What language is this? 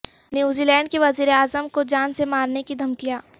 Urdu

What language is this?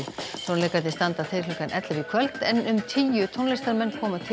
Icelandic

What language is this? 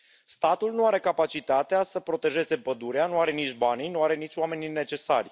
Romanian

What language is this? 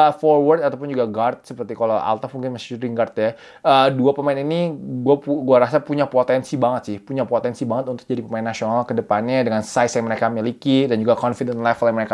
Indonesian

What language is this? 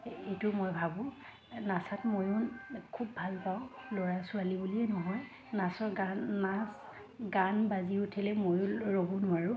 Assamese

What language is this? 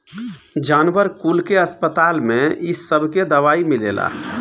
Bhojpuri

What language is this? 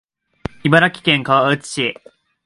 Japanese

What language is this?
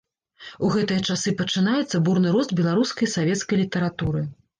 Belarusian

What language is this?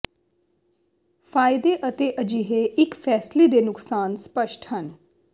Punjabi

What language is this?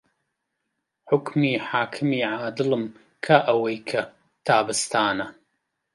Central Kurdish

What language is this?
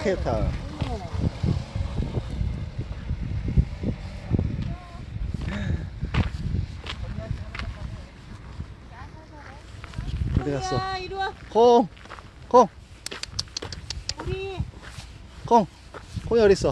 Korean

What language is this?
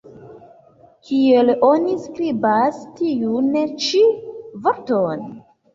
Esperanto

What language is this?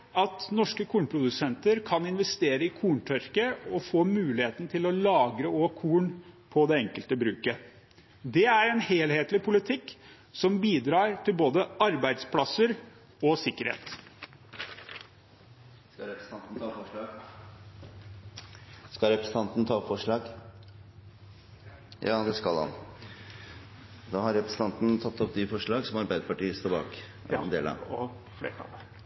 Norwegian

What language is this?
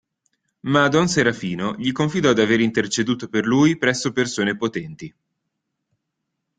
Italian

